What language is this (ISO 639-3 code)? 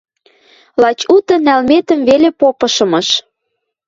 mrj